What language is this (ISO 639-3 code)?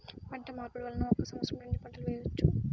tel